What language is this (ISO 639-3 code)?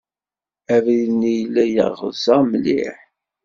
kab